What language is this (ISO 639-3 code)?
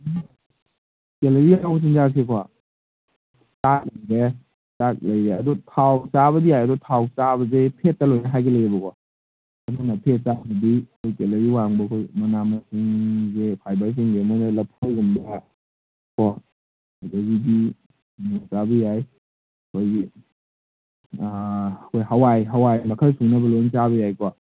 mni